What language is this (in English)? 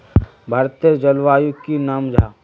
Magahi